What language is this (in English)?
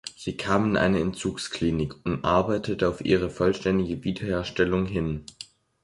German